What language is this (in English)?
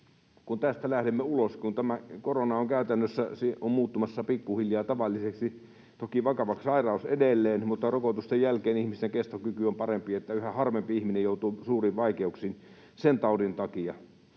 Finnish